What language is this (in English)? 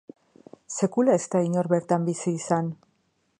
Basque